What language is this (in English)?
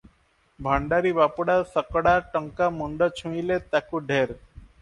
Odia